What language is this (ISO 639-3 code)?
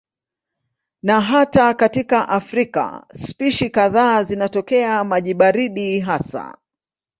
swa